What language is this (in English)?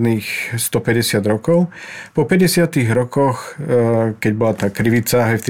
Slovak